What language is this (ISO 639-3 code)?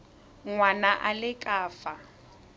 tsn